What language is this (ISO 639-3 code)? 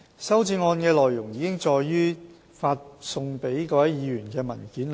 yue